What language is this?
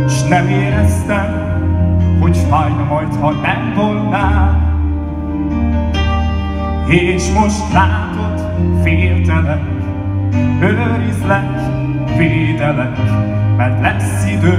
Hungarian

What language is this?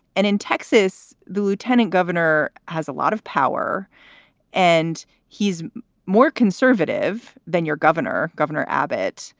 English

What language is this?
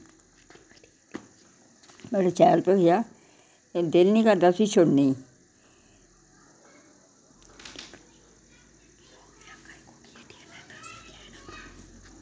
Dogri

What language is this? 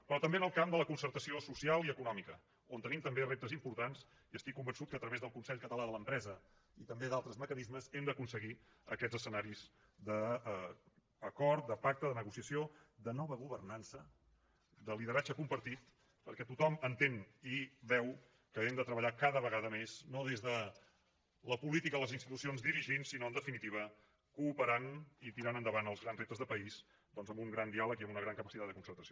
Catalan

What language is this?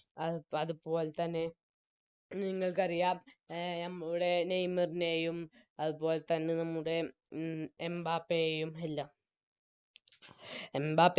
Malayalam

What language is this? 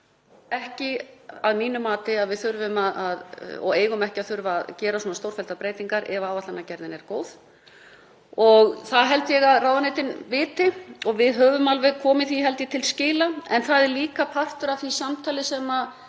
Icelandic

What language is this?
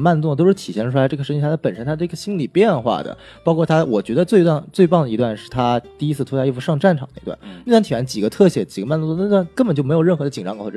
Chinese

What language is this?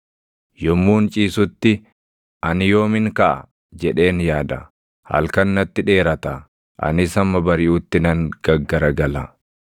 Oromo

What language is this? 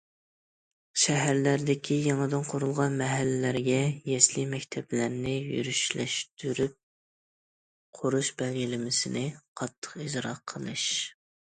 Uyghur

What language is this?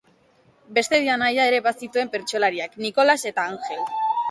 Basque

